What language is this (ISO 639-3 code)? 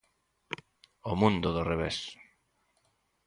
glg